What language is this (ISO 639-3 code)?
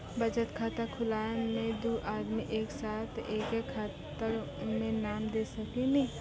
mai